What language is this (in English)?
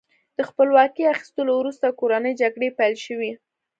Pashto